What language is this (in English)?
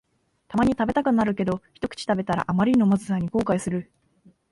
Japanese